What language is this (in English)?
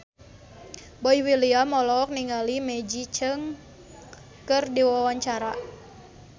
Sundanese